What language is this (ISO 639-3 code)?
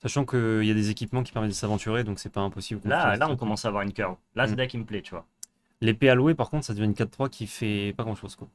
fra